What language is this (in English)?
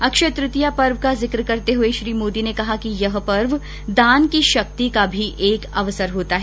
Hindi